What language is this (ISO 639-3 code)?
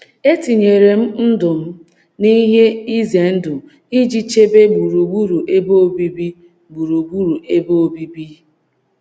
ibo